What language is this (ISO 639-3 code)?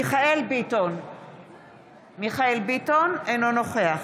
heb